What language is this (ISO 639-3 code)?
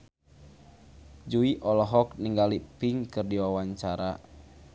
sun